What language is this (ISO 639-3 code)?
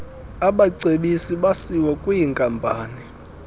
xho